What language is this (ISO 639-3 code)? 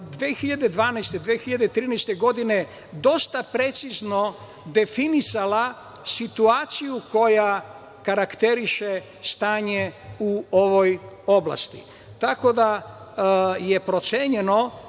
srp